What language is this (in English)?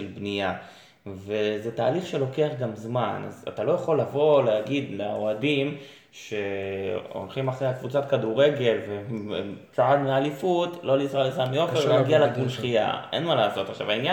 Hebrew